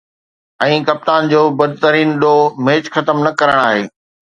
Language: Sindhi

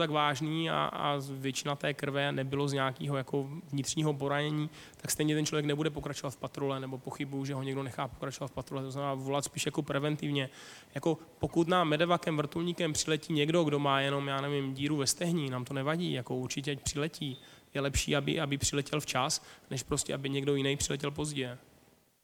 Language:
Czech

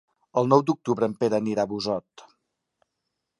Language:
Catalan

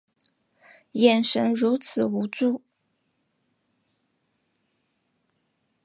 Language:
Chinese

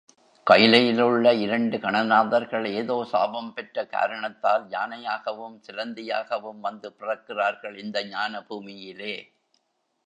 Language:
Tamil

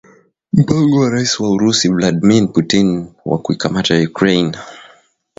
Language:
Swahili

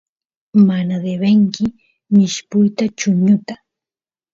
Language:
Santiago del Estero Quichua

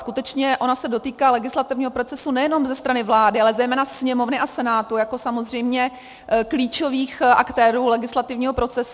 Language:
Czech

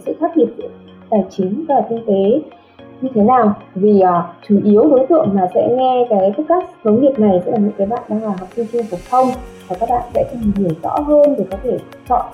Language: Vietnamese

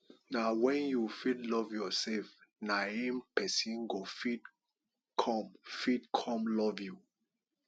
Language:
Nigerian Pidgin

